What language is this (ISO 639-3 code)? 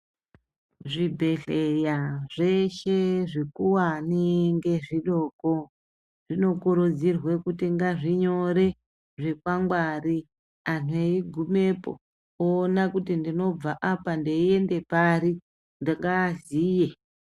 ndc